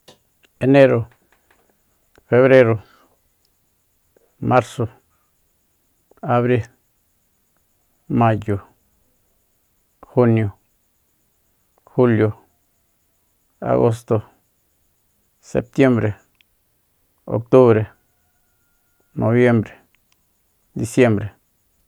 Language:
Soyaltepec Mazatec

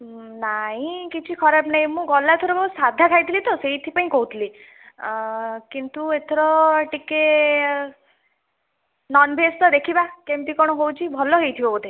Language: Odia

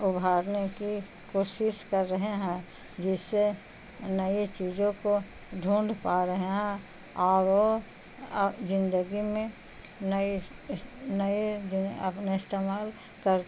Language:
Urdu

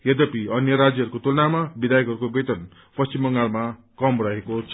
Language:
Nepali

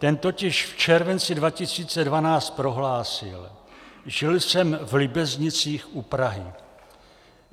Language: Czech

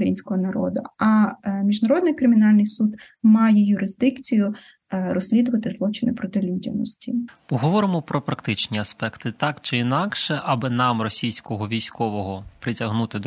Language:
Ukrainian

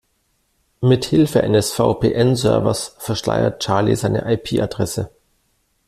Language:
German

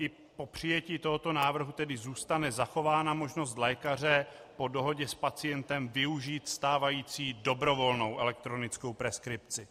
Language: Czech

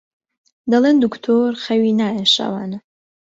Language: Central Kurdish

